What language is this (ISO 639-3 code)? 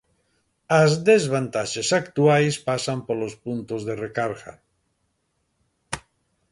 glg